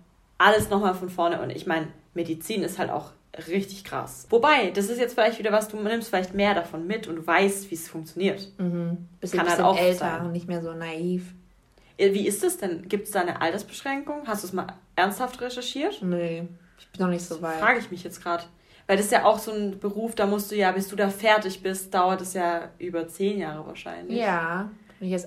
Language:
German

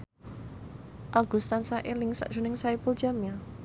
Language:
Javanese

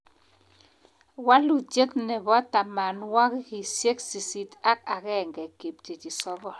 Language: Kalenjin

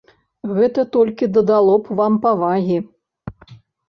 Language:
Belarusian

